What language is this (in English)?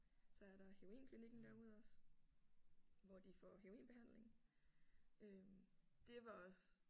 Danish